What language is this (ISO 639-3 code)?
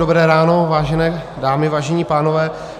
ces